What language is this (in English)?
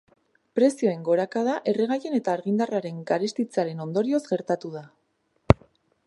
Basque